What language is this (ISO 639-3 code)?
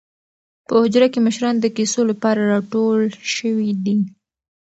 pus